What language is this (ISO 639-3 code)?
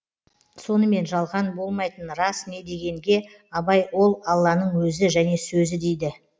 kaz